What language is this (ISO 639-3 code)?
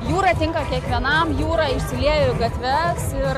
lit